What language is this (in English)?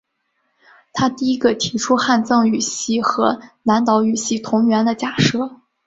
Chinese